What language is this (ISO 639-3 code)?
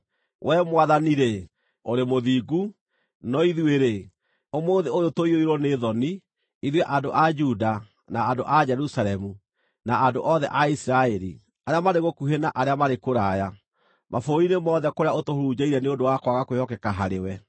kik